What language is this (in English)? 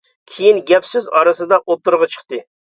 Uyghur